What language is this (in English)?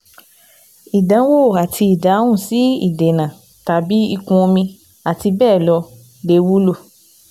Yoruba